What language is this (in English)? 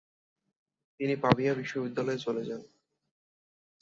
Bangla